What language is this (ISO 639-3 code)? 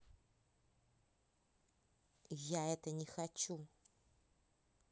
rus